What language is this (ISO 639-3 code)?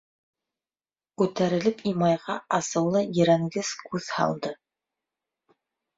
bak